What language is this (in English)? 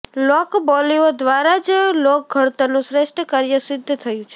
Gujarati